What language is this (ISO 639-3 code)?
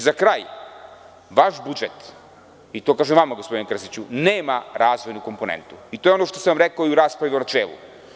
srp